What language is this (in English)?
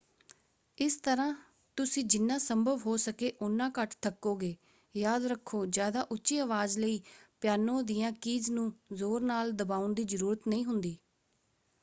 Punjabi